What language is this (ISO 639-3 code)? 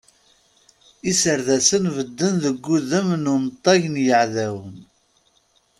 kab